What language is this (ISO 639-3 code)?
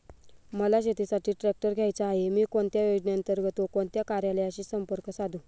mar